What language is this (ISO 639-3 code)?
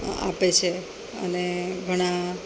guj